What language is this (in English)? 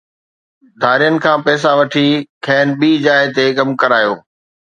Sindhi